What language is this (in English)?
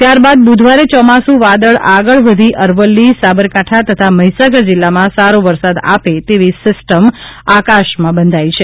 Gujarati